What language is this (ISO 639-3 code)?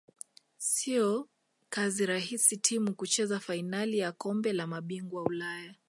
swa